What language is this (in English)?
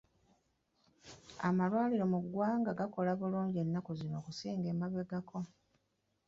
Ganda